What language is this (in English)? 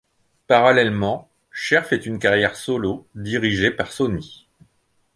French